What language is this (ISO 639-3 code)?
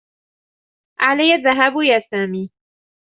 ara